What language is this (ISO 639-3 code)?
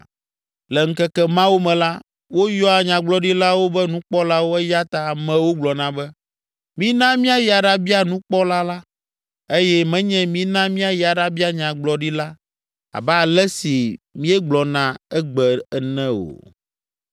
ewe